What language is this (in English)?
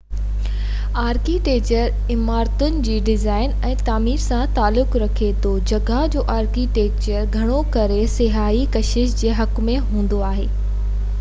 Sindhi